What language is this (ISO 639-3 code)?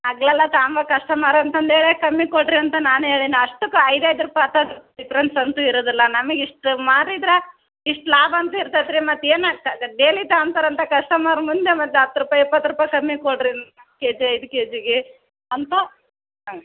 kan